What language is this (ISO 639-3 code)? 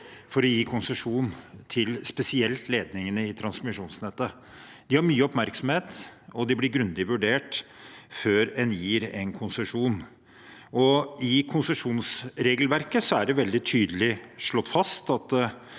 nor